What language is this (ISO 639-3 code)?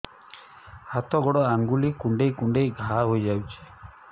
ori